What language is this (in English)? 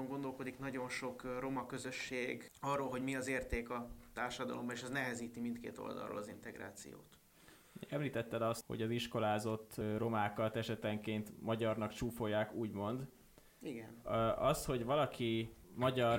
Hungarian